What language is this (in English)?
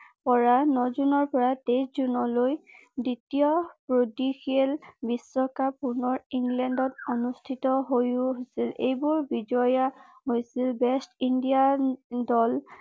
Assamese